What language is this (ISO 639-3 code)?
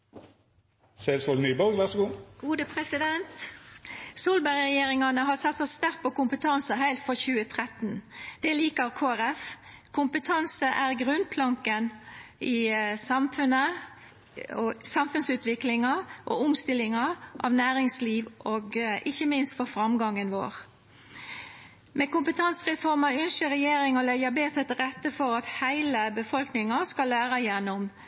nno